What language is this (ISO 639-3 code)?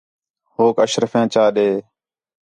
xhe